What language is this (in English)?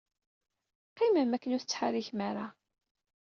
Kabyle